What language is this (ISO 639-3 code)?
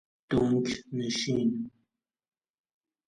fas